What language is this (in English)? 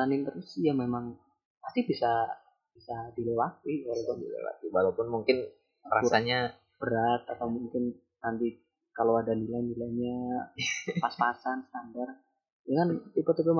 Indonesian